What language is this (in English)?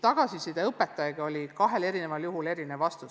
Estonian